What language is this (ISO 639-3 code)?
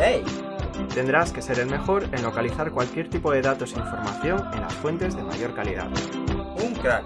spa